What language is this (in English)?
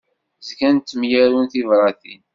Kabyle